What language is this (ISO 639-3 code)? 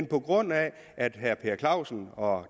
dan